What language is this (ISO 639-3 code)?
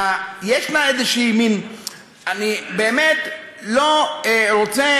heb